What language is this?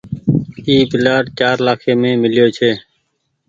Goaria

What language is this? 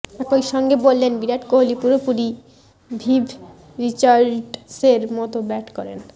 Bangla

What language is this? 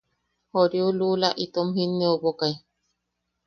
Yaqui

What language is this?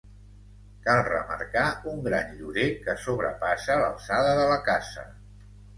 Catalan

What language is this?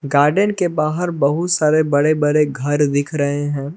Hindi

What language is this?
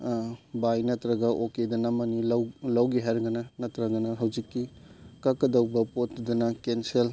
Manipuri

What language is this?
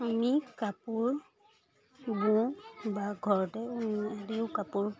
Assamese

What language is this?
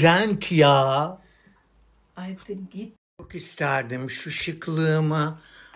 Turkish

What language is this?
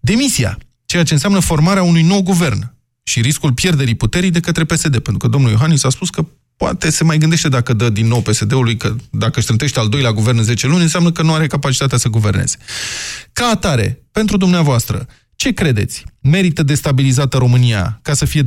Romanian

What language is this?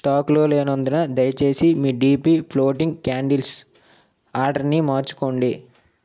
Telugu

